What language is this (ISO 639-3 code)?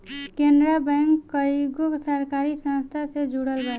bho